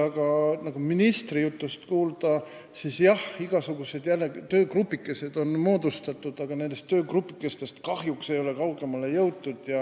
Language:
Estonian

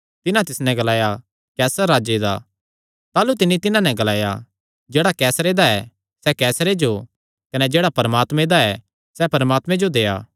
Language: Kangri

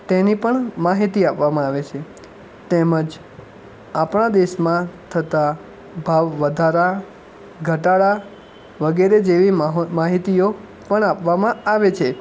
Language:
Gujarati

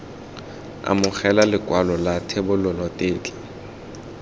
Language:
Tswana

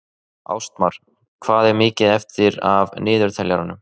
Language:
Icelandic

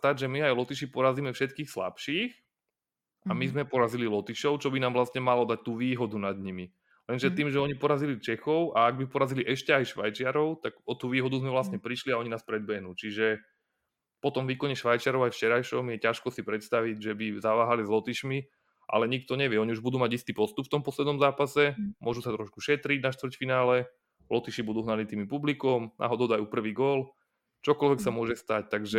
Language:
Slovak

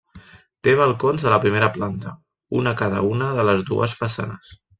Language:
Catalan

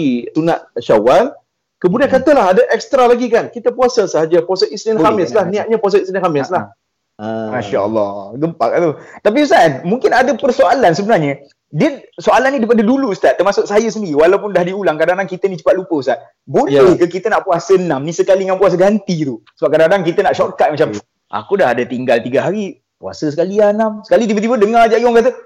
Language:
Malay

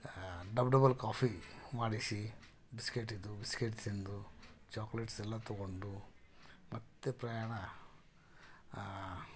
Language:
Kannada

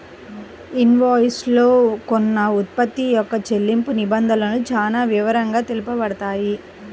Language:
Telugu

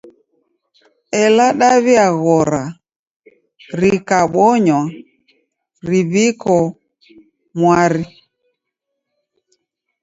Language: Taita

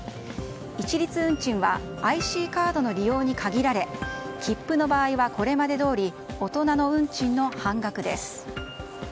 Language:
Japanese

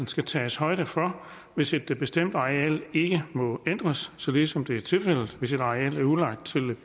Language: Danish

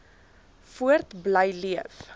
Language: Afrikaans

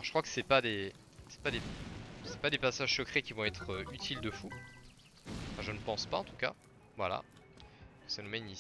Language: French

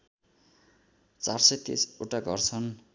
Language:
Nepali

